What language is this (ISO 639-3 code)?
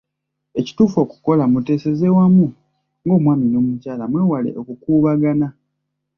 lug